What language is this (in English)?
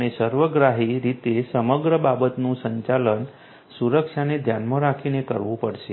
Gujarati